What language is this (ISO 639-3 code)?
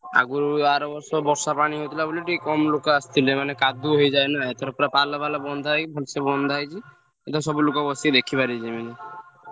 ori